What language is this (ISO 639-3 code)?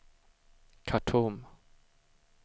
swe